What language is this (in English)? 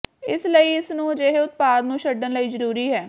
Punjabi